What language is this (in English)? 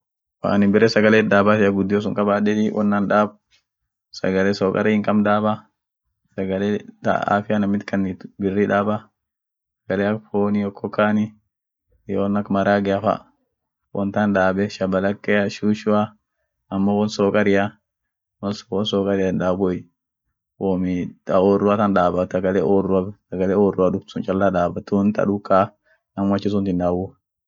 Orma